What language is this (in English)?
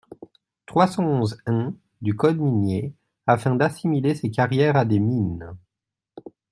French